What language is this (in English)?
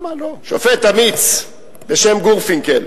Hebrew